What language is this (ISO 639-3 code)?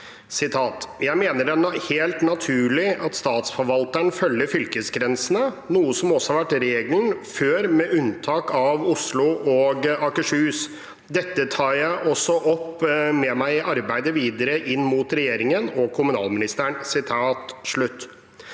nor